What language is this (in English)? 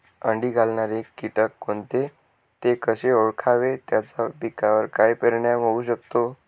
Marathi